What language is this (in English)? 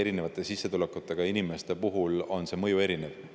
Estonian